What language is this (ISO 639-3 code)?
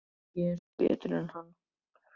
isl